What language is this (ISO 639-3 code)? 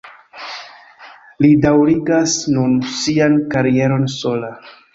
epo